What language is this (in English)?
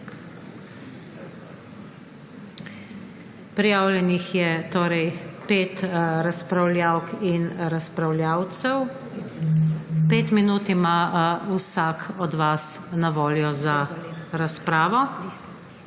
Slovenian